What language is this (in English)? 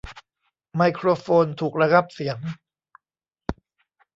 Thai